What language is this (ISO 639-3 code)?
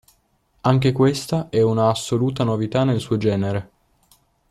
ita